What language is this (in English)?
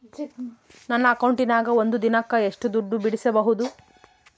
Kannada